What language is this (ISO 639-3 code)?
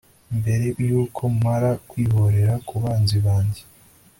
kin